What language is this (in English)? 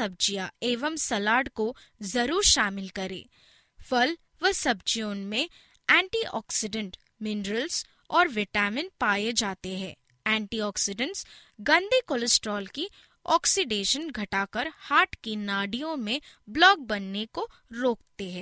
Hindi